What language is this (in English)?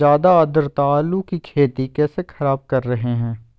Magahi